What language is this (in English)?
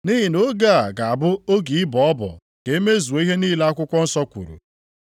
Igbo